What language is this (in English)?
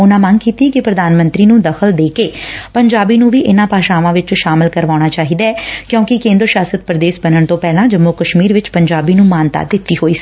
Punjabi